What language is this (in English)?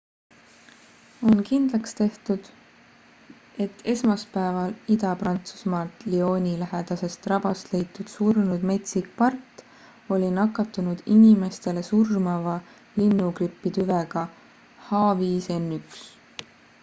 Estonian